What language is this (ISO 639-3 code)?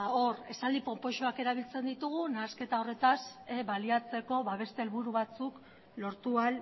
eus